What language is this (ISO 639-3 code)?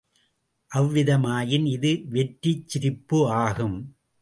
tam